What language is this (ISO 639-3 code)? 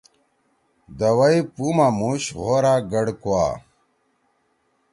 trw